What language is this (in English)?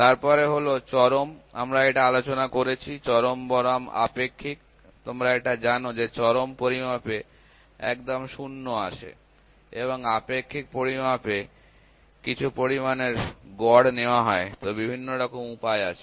Bangla